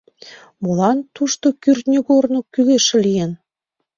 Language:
Mari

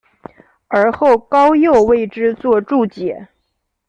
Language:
Chinese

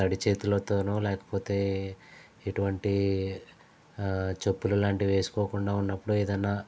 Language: Telugu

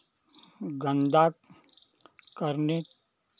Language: Hindi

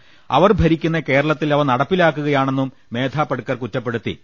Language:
Malayalam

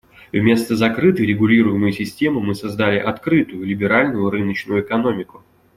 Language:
Russian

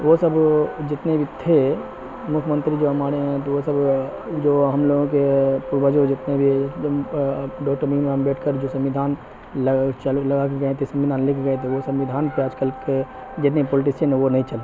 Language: Urdu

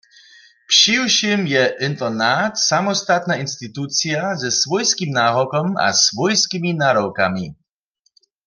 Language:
Upper Sorbian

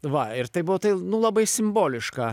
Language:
Lithuanian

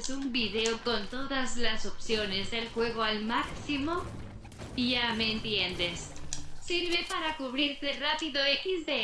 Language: Spanish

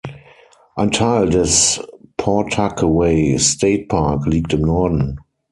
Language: German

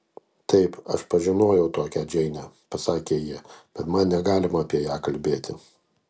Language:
Lithuanian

